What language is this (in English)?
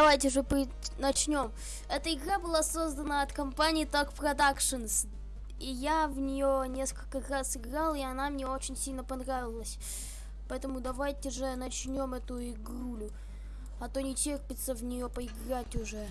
Russian